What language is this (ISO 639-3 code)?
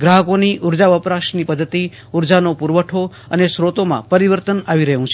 guj